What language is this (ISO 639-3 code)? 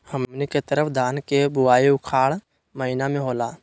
mag